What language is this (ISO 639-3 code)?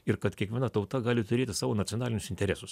lit